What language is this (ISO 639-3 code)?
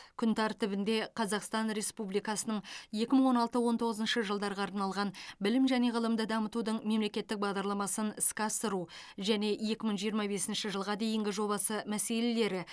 kaz